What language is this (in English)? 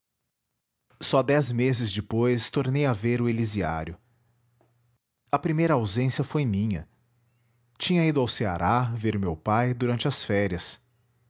Portuguese